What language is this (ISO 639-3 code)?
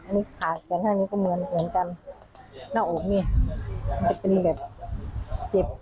tha